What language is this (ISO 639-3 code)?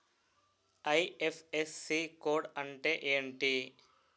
tel